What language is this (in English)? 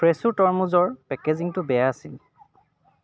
Assamese